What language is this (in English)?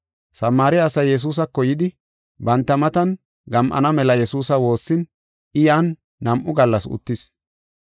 Gofa